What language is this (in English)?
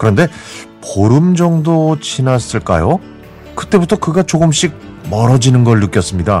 Korean